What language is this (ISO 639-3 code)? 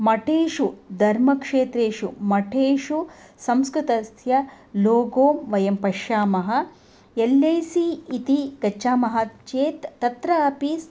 san